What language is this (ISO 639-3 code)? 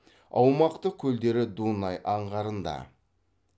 kaz